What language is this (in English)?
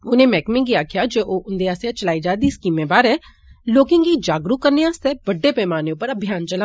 Dogri